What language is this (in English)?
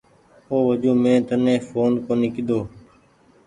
Goaria